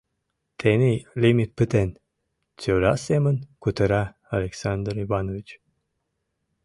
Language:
Mari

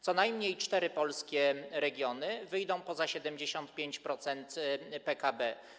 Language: Polish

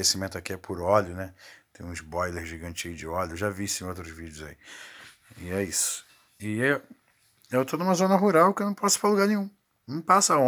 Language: Portuguese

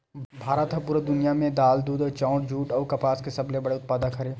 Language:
Chhattisgarhi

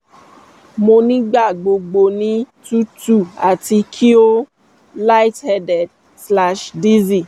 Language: Yoruba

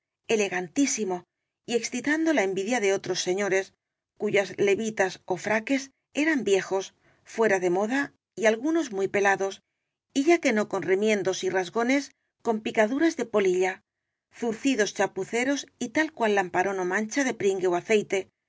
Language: Spanish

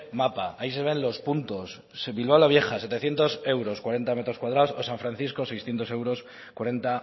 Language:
Spanish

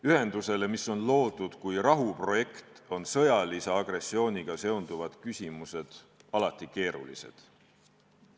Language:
Estonian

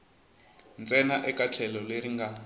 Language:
Tsonga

